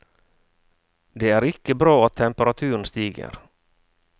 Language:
Norwegian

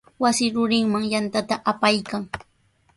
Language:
Sihuas Ancash Quechua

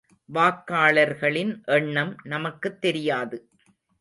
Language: Tamil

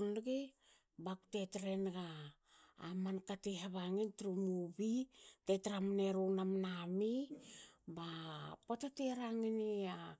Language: Hakö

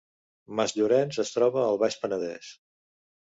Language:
Catalan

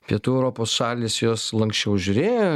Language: Lithuanian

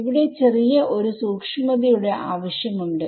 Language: Malayalam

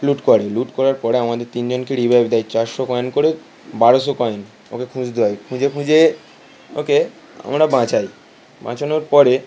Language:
Bangla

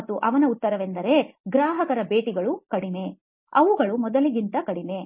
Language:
Kannada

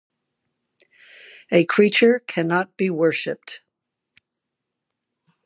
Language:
English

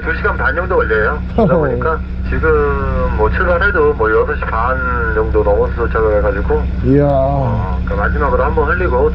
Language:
Korean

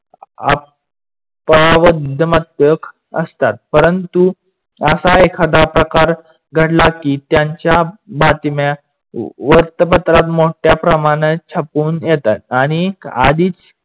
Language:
Marathi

